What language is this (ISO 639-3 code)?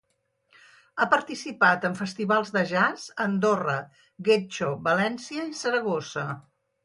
cat